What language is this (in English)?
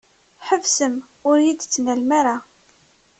Kabyle